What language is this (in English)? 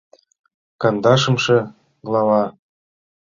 Mari